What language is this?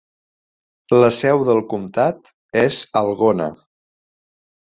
Catalan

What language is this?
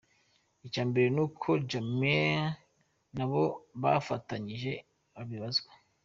Kinyarwanda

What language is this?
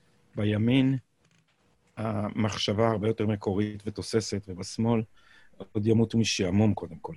Hebrew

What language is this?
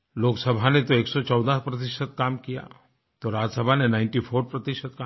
Hindi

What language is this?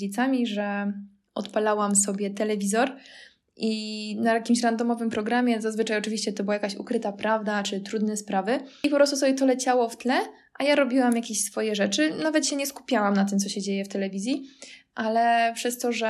Polish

